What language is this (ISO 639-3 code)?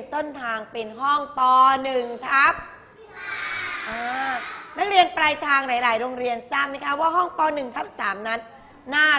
tha